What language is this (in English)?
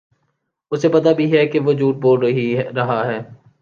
Urdu